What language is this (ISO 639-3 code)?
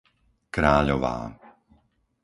slk